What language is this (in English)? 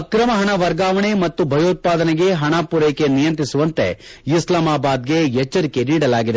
Kannada